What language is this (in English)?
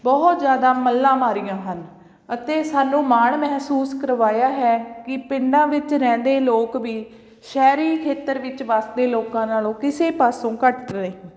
Punjabi